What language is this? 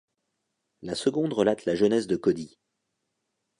French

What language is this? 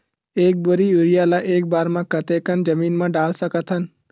Chhattisgarhi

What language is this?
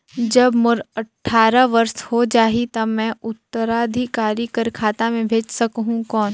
Chhattisgarhi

